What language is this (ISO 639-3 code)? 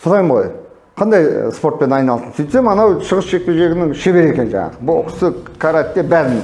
tur